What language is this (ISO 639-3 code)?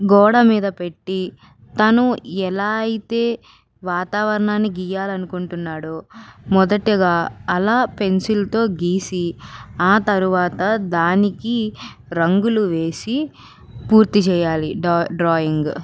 tel